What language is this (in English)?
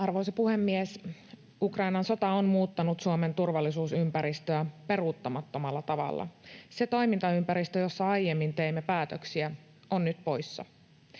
Finnish